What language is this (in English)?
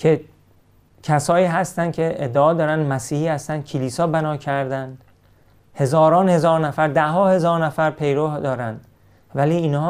Persian